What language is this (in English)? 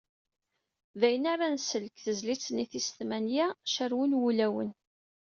Kabyle